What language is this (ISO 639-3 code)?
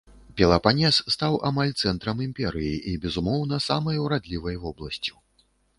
bel